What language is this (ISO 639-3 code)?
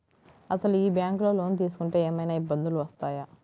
tel